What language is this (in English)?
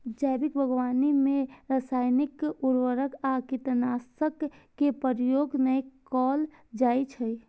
Maithili